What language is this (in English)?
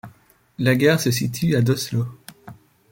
French